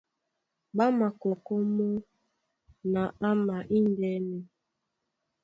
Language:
Duala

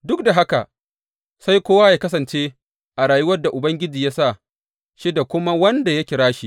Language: Hausa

